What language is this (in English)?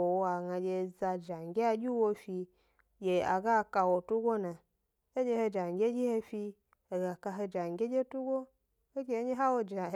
Gbari